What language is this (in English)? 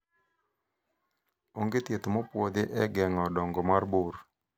Luo (Kenya and Tanzania)